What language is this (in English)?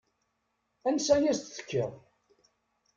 Kabyle